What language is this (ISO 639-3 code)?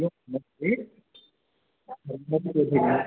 san